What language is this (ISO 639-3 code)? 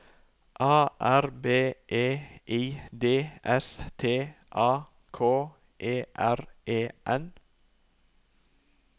nor